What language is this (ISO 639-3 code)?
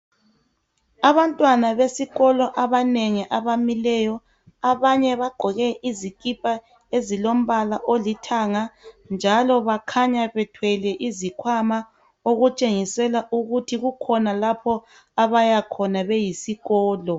nde